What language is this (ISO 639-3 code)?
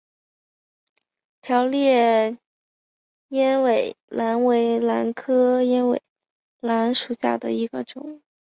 zho